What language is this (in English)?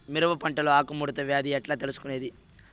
Telugu